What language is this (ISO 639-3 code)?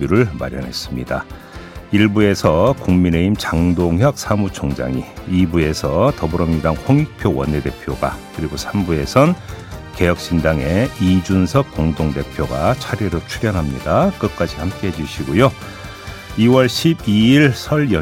kor